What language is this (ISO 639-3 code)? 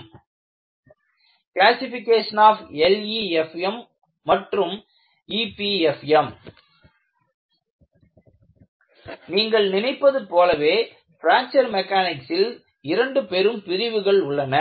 tam